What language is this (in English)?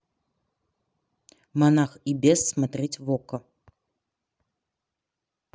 Russian